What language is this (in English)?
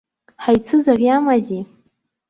Abkhazian